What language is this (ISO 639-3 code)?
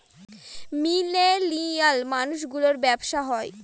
ben